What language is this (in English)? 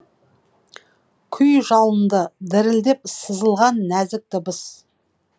Kazakh